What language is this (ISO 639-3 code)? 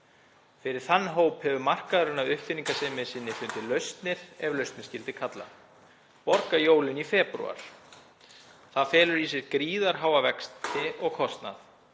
isl